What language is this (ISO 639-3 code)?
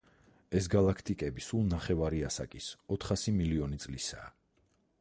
kat